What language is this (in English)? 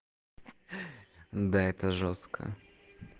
Russian